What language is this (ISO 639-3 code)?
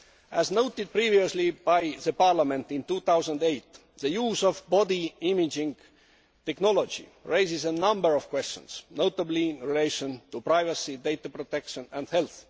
eng